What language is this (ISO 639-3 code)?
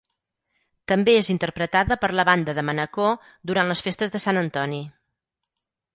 cat